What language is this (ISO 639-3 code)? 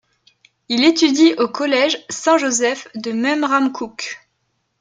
fra